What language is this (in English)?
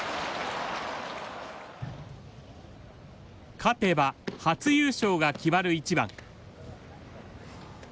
Japanese